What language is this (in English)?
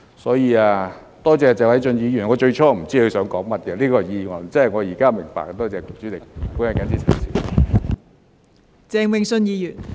Cantonese